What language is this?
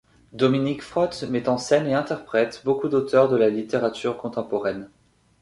French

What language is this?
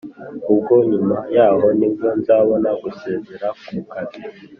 Kinyarwanda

